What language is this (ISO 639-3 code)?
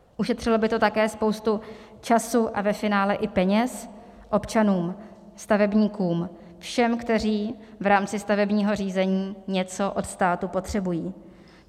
ces